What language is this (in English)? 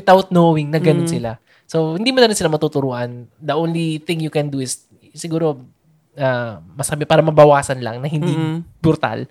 Filipino